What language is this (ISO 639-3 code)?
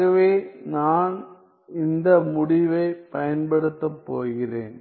tam